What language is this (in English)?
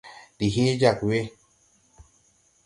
Tupuri